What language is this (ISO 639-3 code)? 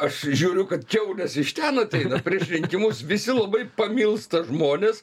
lit